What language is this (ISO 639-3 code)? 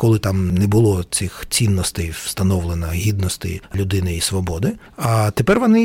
ukr